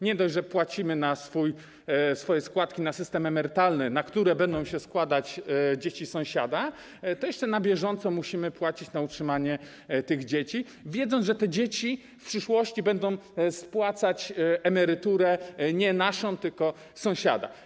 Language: Polish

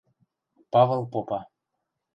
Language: Western Mari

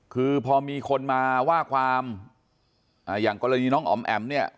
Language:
Thai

